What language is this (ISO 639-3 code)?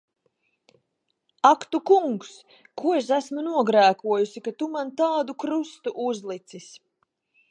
lav